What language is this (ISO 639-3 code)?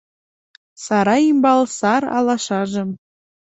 chm